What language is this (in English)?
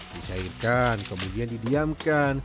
Indonesian